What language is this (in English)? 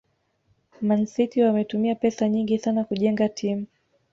Swahili